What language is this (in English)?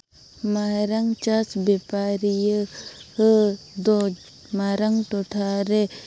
Santali